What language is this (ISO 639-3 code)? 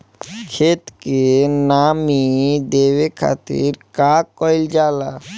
bho